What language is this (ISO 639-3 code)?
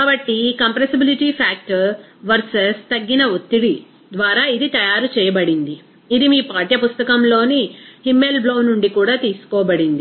tel